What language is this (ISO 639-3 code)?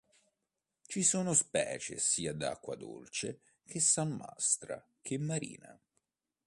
ita